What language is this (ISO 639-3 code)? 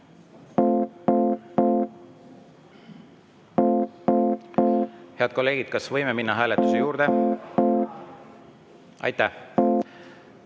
est